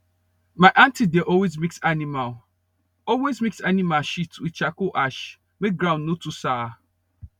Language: Nigerian Pidgin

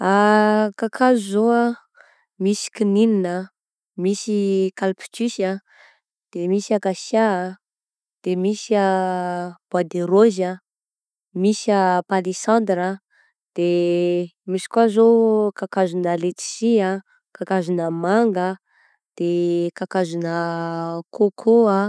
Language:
Southern Betsimisaraka Malagasy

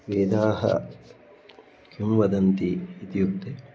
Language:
Sanskrit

